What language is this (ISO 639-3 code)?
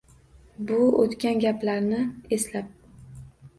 uzb